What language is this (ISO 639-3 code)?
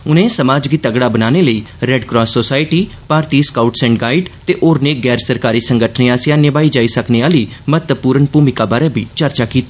doi